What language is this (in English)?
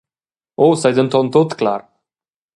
Romansh